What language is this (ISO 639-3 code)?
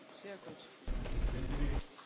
deu